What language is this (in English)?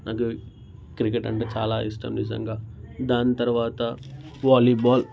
Telugu